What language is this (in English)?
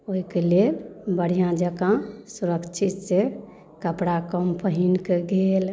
Maithili